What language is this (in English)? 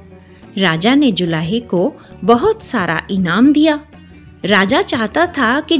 Hindi